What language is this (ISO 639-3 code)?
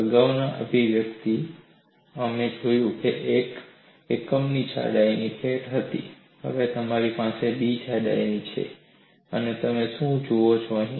guj